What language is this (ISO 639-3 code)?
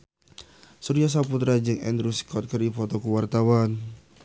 sun